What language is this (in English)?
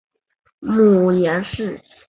Chinese